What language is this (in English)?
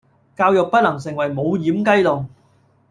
Cantonese